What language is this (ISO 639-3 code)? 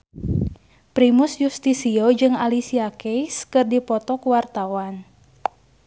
sun